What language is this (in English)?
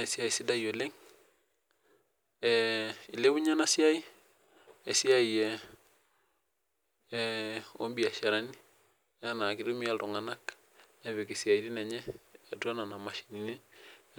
Masai